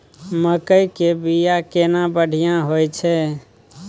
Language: Maithili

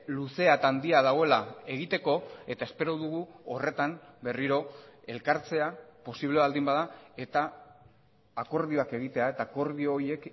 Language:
Basque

